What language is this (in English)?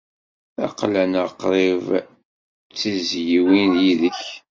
Kabyle